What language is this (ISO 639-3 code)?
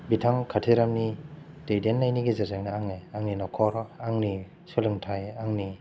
brx